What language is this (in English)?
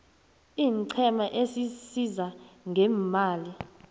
South Ndebele